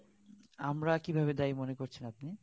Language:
Bangla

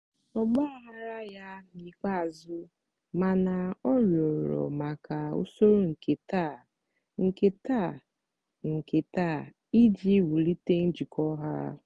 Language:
Igbo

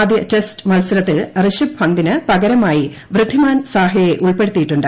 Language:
Malayalam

